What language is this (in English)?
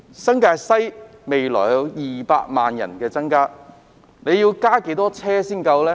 Cantonese